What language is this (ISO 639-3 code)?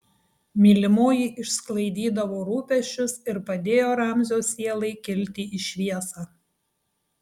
lit